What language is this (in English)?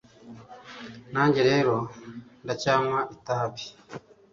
Kinyarwanda